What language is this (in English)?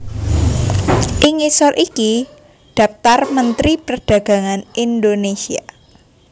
Javanese